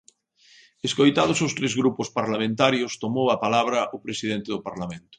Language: Galician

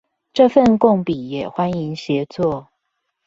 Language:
Chinese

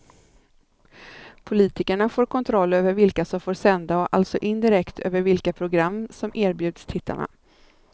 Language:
Swedish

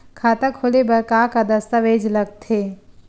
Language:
Chhattisgarhi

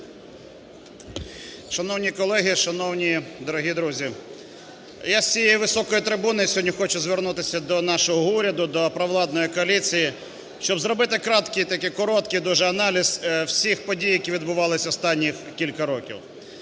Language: Ukrainian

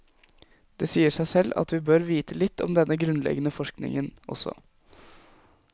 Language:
Norwegian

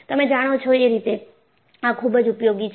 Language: Gujarati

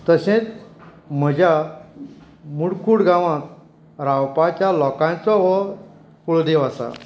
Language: Konkani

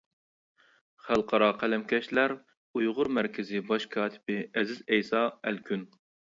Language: Uyghur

